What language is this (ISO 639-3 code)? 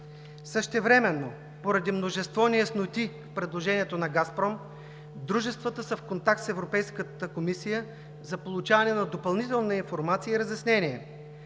bul